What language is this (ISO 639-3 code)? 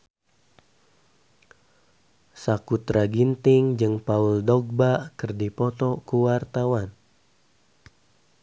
sun